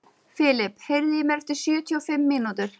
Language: Icelandic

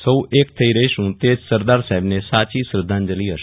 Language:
Gujarati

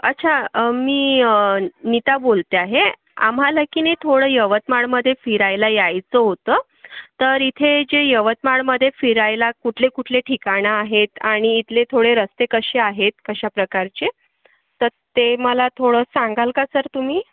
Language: Marathi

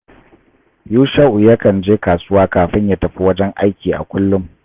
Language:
Hausa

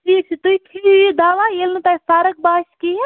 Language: Kashmiri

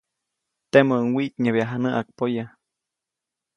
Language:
Copainalá Zoque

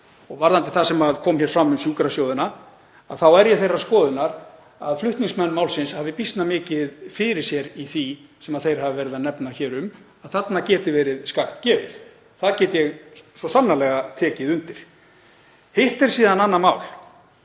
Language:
Icelandic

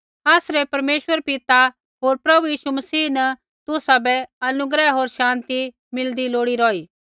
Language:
Kullu Pahari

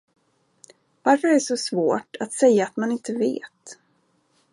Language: Swedish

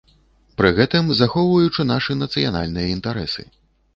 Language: Belarusian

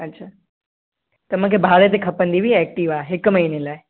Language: Sindhi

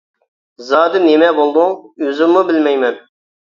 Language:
Uyghur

